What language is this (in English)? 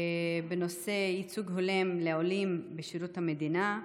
Hebrew